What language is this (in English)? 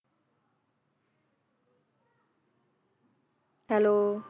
Punjabi